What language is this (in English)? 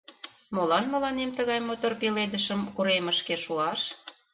Mari